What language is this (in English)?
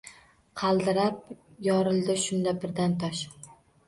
Uzbek